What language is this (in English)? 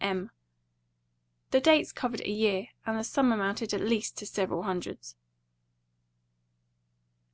English